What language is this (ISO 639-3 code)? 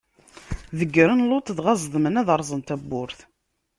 kab